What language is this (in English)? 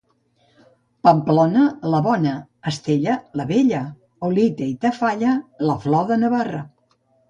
Catalan